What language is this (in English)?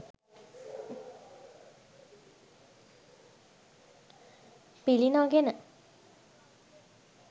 Sinhala